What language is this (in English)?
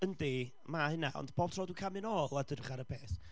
Welsh